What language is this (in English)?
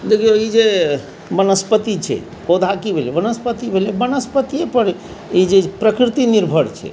Maithili